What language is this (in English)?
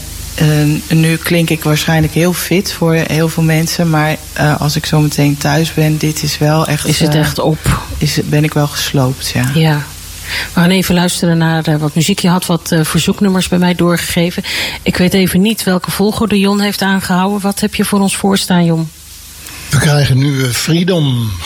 Dutch